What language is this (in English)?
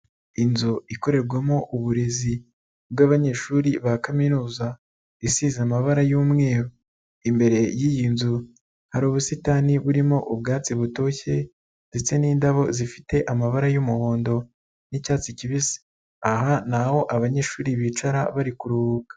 Kinyarwanda